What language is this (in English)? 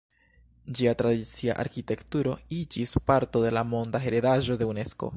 Esperanto